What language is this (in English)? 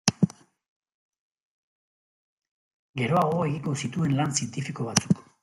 Basque